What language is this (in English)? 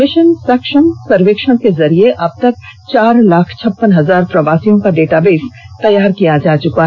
Hindi